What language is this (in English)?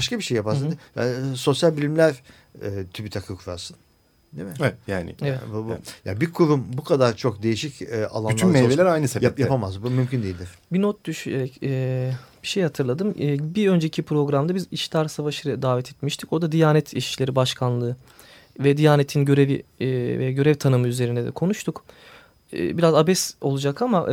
Turkish